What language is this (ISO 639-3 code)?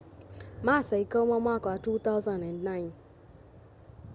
kam